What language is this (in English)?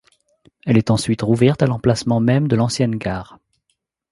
French